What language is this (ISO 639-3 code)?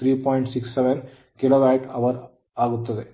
kan